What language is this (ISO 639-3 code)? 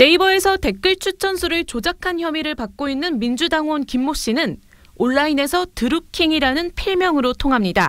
kor